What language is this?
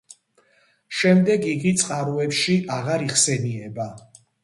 Georgian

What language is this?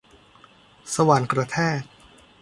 Thai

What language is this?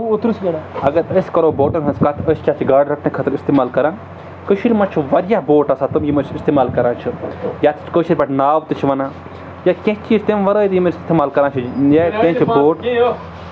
Kashmiri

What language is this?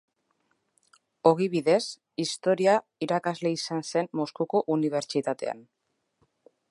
Basque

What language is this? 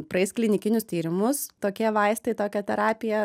Lithuanian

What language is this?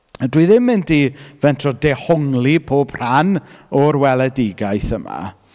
Welsh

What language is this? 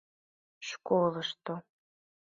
Mari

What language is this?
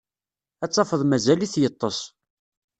Kabyle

